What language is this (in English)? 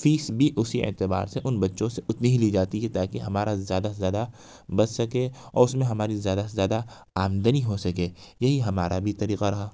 Urdu